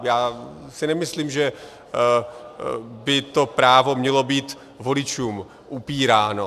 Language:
Czech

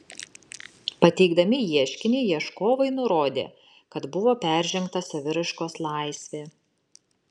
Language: Lithuanian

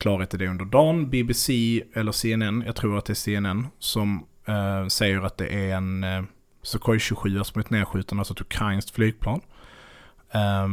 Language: Swedish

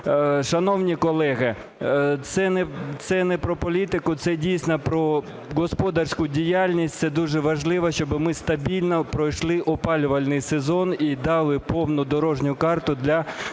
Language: Ukrainian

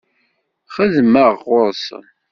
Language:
Kabyle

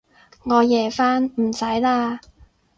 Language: Cantonese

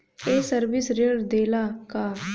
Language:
Bhojpuri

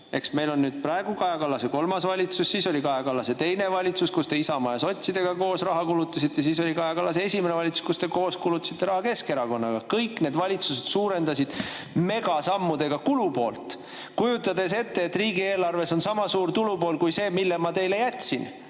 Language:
Estonian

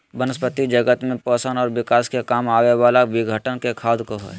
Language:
Magahi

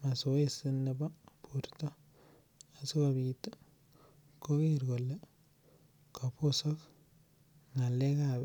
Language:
Kalenjin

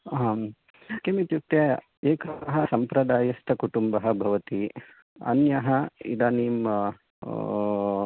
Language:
Sanskrit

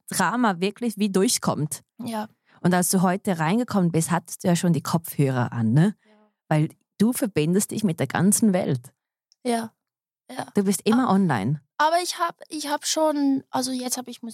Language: German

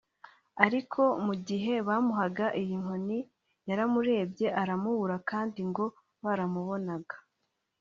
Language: Kinyarwanda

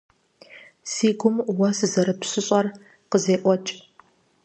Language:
Kabardian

